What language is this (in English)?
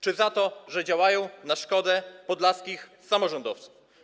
Polish